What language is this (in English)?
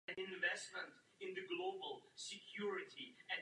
Czech